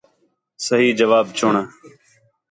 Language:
Khetrani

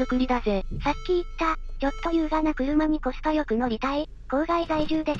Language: Japanese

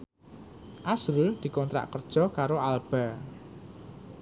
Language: Javanese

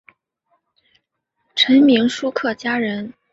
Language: Chinese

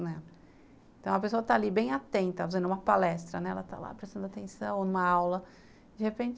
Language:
Portuguese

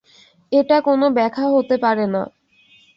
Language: Bangla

